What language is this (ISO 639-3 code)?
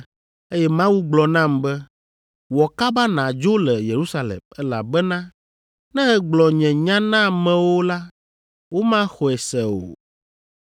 ewe